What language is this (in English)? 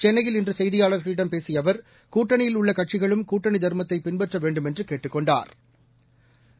Tamil